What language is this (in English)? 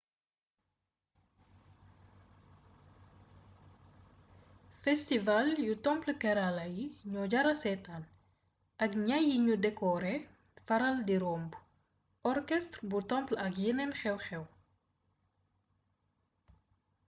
Wolof